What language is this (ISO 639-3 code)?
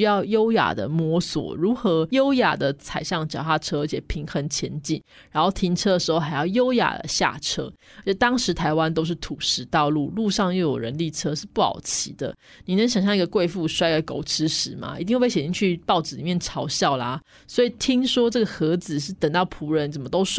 zho